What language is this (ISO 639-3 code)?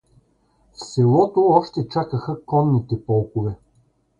bul